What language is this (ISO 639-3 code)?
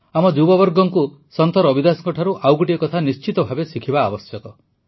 ori